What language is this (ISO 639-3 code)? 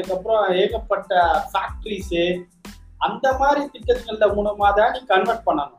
tam